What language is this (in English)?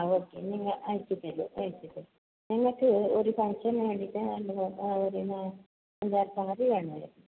Malayalam